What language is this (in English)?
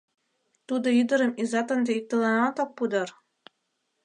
Mari